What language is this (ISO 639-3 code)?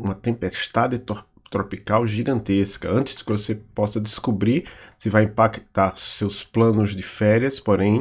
por